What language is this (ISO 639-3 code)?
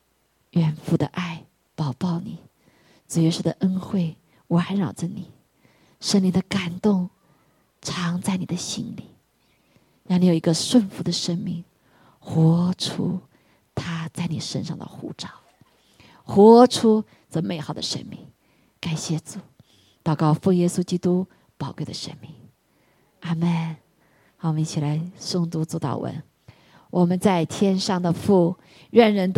zho